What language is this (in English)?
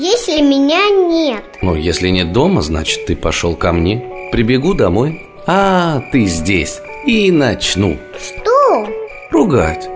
Russian